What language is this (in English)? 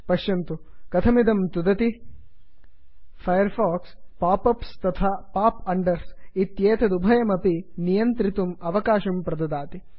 Sanskrit